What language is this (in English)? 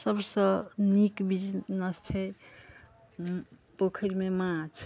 Maithili